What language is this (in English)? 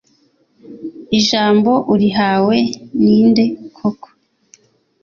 Kinyarwanda